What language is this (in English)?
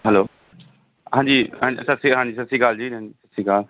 Punjabi